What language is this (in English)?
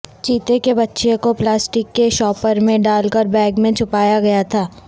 Urdu